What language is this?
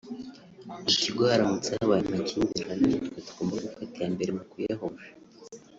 Kinyarwanda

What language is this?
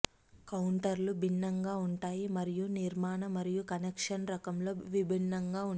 Telugu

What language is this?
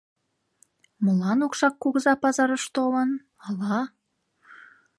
Mari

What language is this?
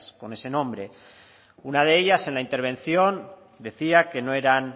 Spanish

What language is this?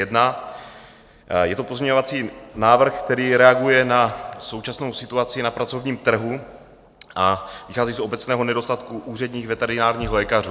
Czech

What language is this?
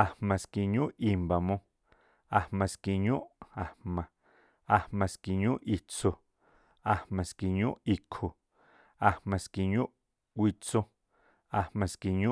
Tlacoapa Me'phaa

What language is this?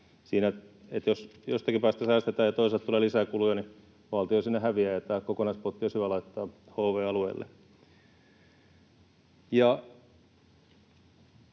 Finnish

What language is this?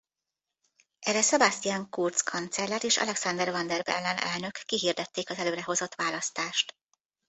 Hungarian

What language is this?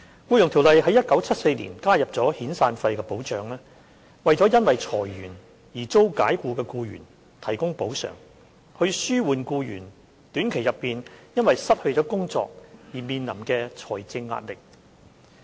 Cantonese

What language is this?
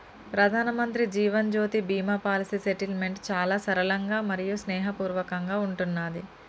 Telugu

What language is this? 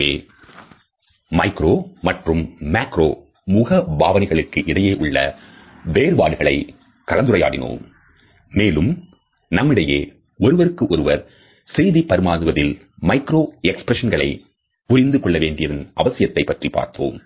Tamil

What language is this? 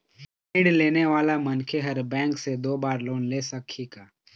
Chhattisgarhi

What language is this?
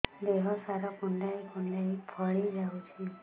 Odia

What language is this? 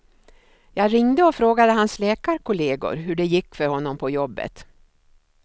Swedish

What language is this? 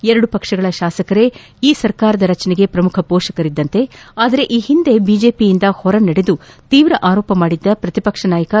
Kannada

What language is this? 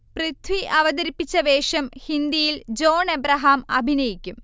Malayalam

